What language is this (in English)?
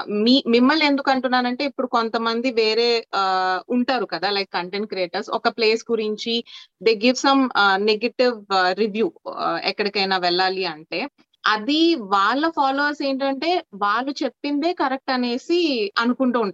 Telugu